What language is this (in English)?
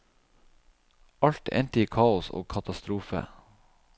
Norwegian